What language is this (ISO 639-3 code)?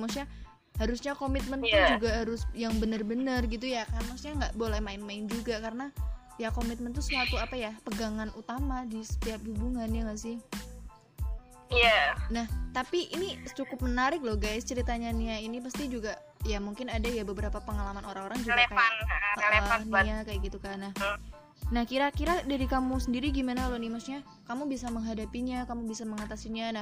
ind